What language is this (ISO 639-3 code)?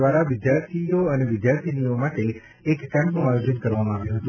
guj